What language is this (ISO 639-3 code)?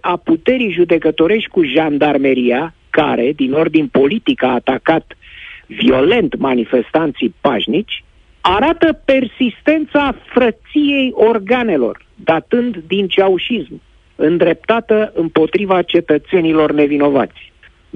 ron